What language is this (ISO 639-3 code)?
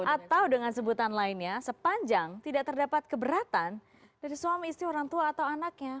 ind